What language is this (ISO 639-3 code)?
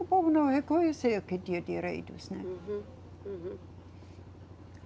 por